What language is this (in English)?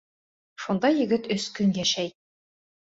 Bashkir